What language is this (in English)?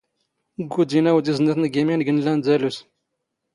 Standard Moroccan Tamazight